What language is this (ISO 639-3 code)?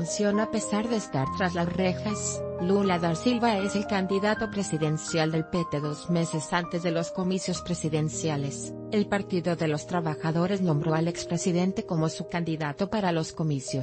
spa